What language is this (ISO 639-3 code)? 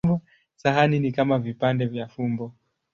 swa